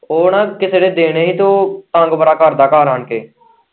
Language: Punjabi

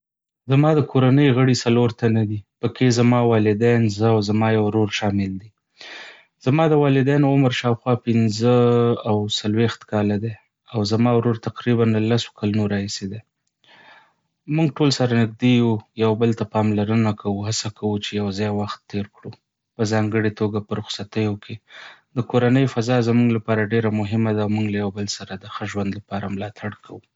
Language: Pashto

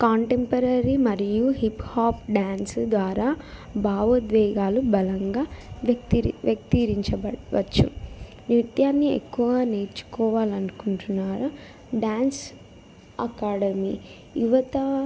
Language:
Telugu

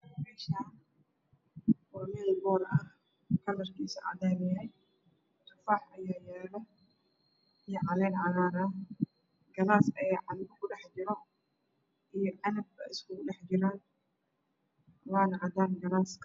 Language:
Somali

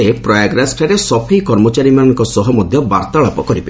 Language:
Odia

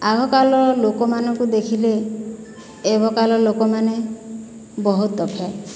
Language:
Odia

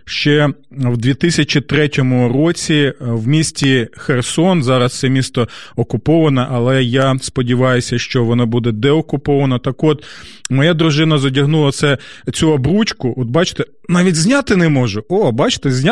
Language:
Ukrainian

